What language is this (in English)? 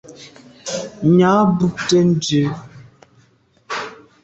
Medumba